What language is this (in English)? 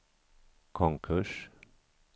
Swedish